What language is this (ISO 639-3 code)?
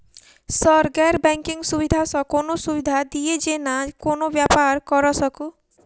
mai